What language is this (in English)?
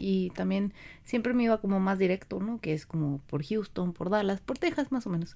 Spanish